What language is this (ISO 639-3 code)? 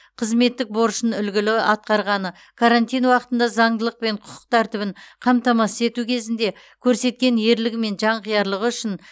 kaz